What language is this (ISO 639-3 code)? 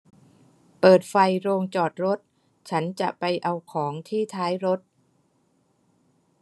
tha